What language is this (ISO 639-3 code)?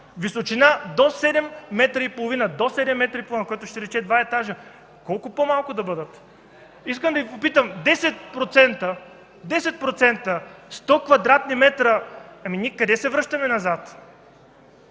bul